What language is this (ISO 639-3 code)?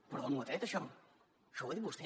cat